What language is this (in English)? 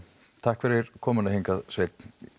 Icelandic